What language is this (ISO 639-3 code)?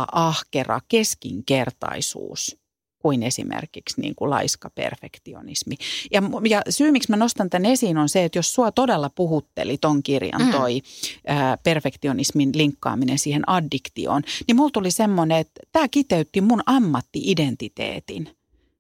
fin